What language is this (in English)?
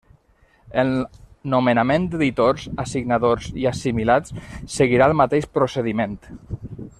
Catalan